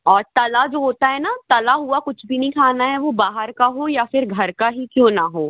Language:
Hindi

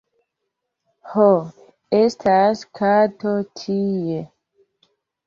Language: Esperanto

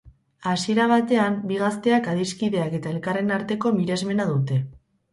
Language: Basque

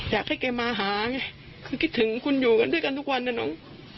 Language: Thai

